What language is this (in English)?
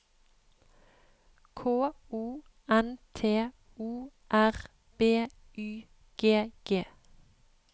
Norwegian